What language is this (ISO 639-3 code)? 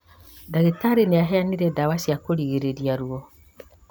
kik